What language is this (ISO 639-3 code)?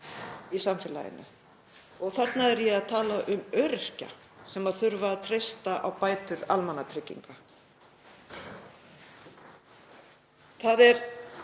isl